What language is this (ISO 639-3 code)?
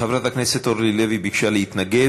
heb